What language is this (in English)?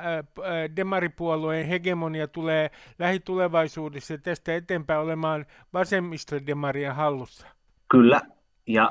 Finnish